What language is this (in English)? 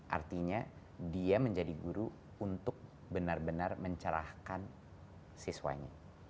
Indonesian